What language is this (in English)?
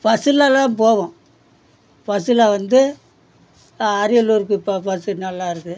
Tamil